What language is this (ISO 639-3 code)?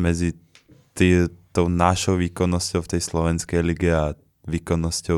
slk